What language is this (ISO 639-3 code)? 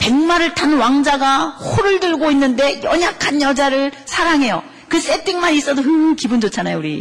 kor